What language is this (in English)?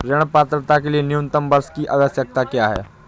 Hindi